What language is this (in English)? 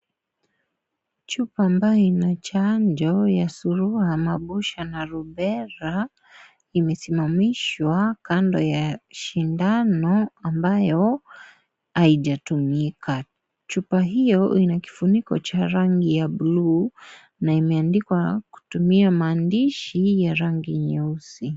Swahili